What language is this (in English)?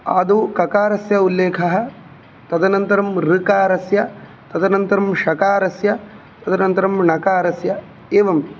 Sanskrit